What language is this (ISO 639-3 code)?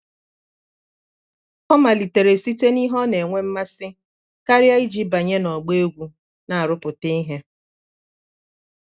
ibo